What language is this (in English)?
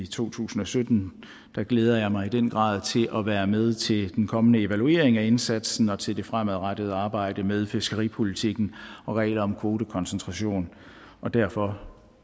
Danish